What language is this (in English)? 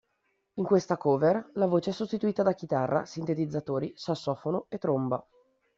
Italian